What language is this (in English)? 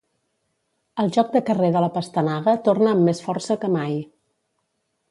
Catalan